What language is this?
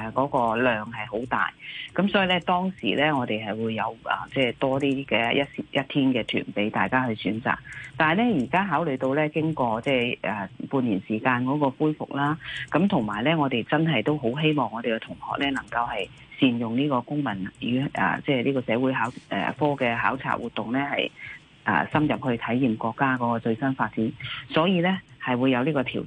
Chinese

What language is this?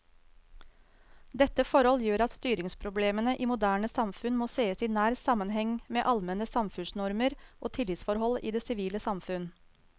Norwegian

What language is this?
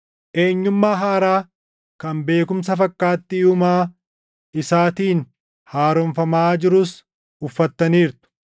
Oromo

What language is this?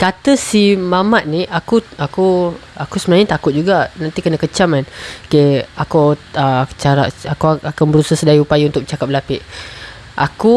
Malay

